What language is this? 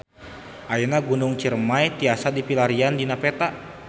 Sundanese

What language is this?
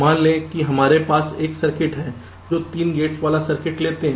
Hindi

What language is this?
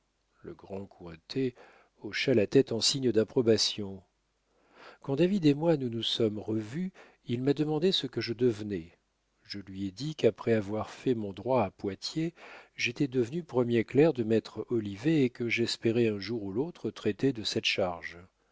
French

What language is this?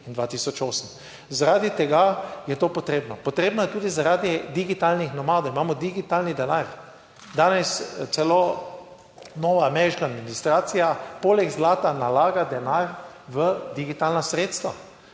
Slovenian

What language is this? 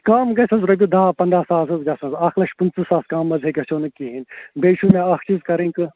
Kashmiri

